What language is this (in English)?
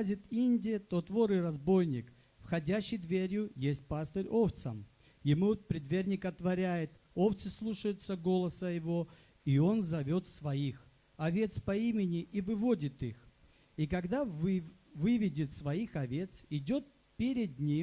Russian